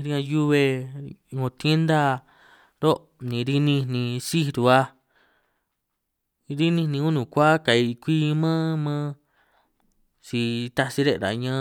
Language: San Martín Itunyoso Triqui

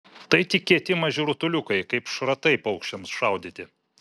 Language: Lithuanian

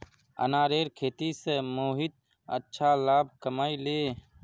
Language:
Magahi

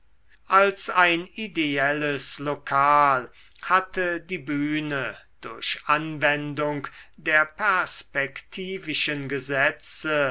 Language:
German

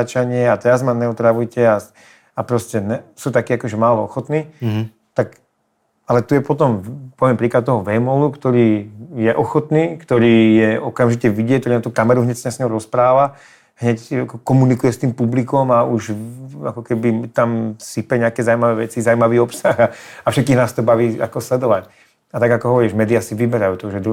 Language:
Czech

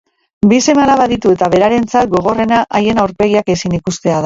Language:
Basque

